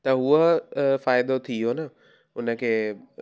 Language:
Sindhi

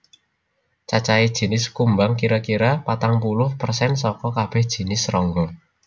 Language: Javanese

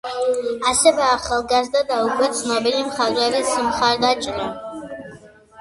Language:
Georgian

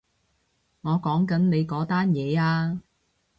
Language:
Cantonese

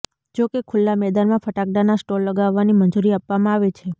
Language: Gujarati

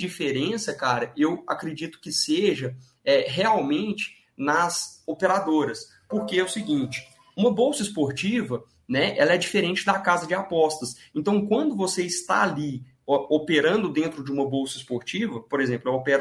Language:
Portuguese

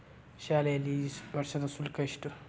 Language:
Kannada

